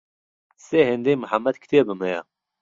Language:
Central Kurdish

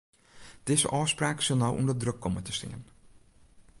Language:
Western Frisian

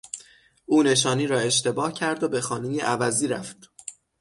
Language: Persian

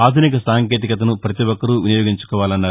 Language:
Telugu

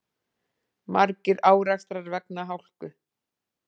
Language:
Icelandic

